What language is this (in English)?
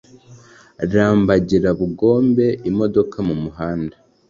Kinyarwanda